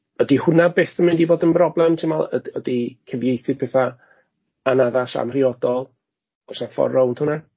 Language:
Welsh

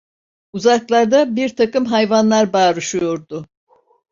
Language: Turkish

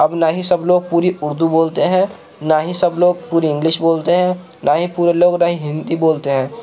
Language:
Urdu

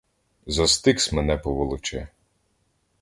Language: Ukrainian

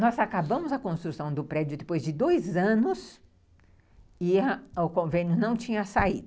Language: Portuguese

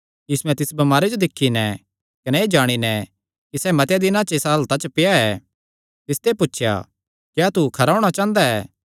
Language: Kangri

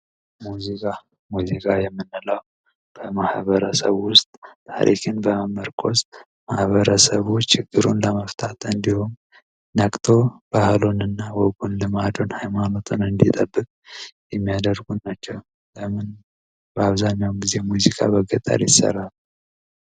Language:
Amharic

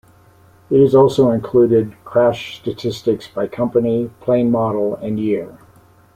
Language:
English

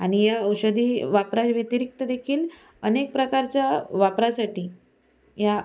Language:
Marathi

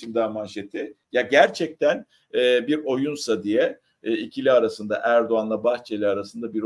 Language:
Turkish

